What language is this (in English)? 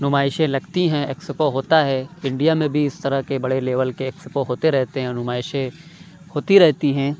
Urdu